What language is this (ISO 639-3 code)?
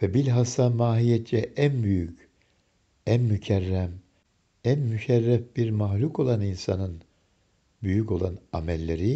tur